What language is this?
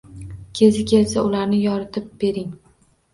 Uzbek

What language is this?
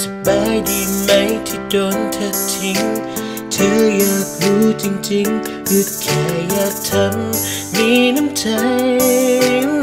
Thai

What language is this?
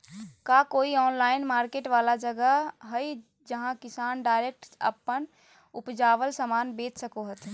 Magahi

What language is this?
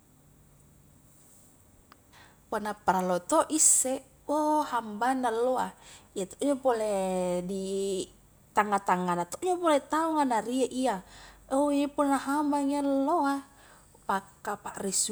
Highland Konjo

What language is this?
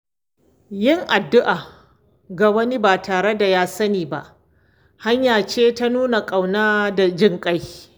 Hausa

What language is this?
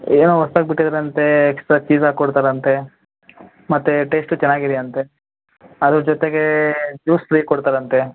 Kannada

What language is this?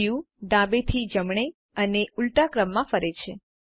Gujarati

